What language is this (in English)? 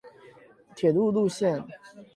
Chinese